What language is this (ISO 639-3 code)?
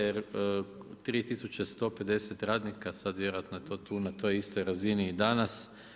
hrv